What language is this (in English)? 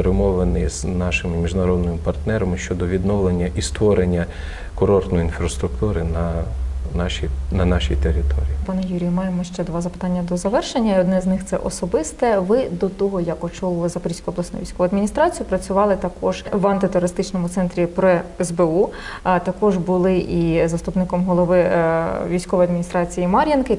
Ukrainian